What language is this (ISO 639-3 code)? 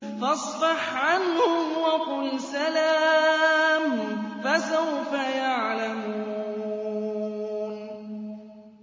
ara